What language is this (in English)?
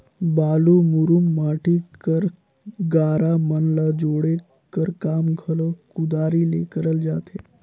Chhattisgarhi